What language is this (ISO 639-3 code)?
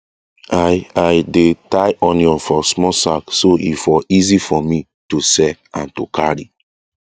pcm